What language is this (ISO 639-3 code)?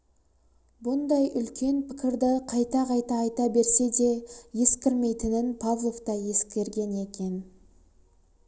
kaz